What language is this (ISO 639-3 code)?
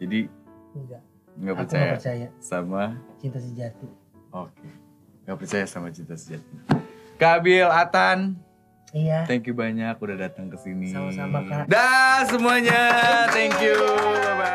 ind